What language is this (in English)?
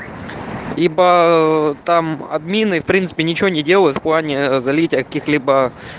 Russian